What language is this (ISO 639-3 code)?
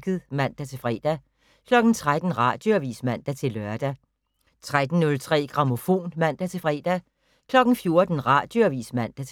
dan